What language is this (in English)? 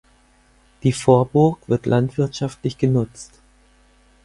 German